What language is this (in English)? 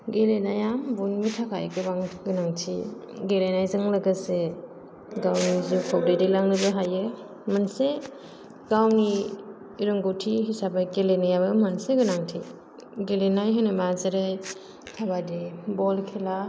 Bodo